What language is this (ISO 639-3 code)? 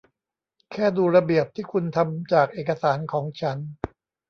tha